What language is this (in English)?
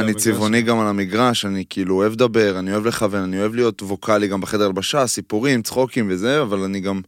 Hebrew